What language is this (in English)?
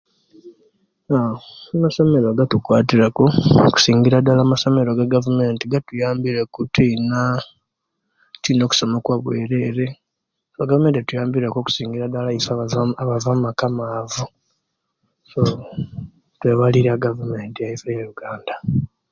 Kenyi